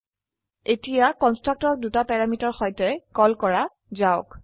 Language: Assamese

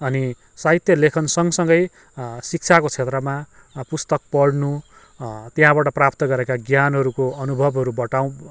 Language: Nepali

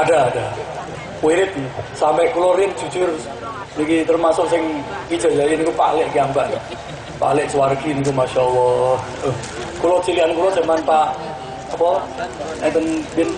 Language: Indonesian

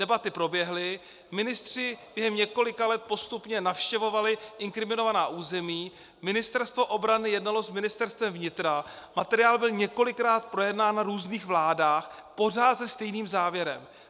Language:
Czech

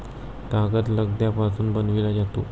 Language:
Marathi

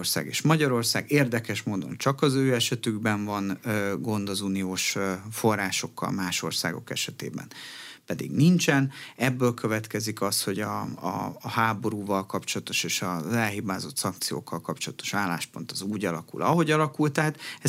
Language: Hungarian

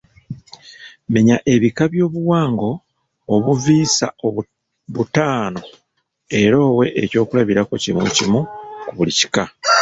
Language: Ganda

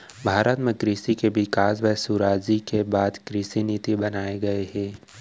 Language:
Chhattisgarhi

